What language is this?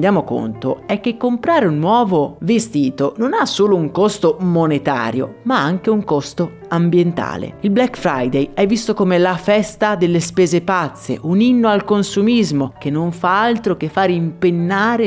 Italian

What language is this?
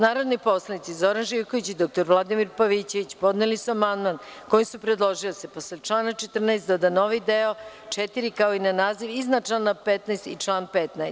Serbian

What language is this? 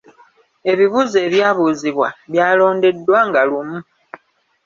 Ganda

